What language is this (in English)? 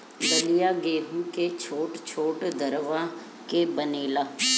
Bhojpuri